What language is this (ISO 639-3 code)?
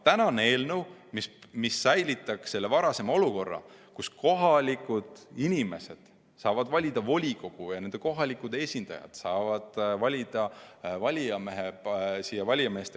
est